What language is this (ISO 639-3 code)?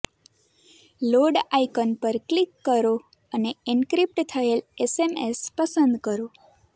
guj